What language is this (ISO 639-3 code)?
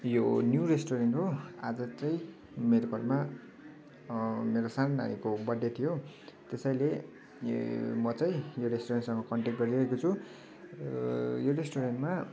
nep